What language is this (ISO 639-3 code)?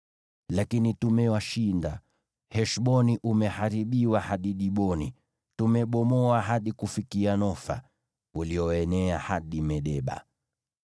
swa